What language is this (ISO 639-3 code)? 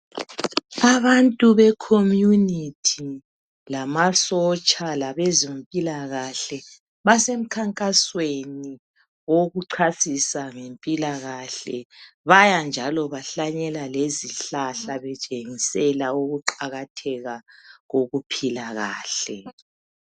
nde